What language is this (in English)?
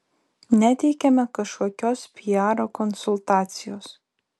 Lithuanian